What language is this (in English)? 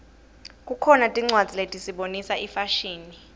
Swati